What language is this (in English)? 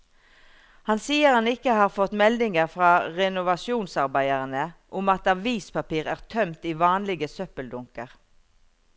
Norwegian